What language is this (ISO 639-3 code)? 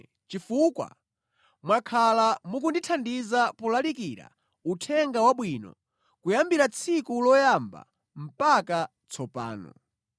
nya